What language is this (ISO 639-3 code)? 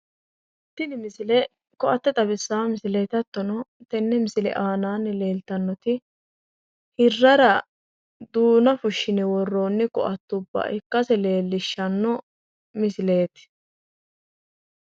sid